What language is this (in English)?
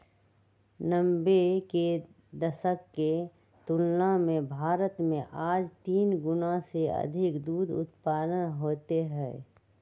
Magahi